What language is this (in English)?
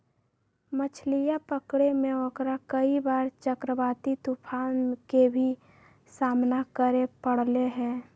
Magahi